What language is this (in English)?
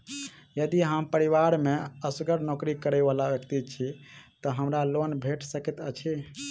Maithili